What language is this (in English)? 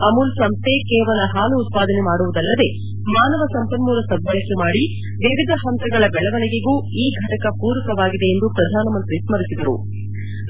Kannada